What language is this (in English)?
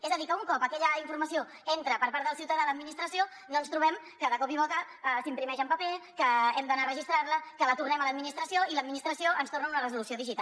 Catalan